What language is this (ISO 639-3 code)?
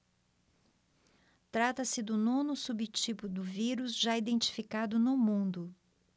por